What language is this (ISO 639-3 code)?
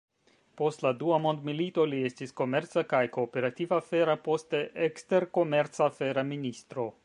epo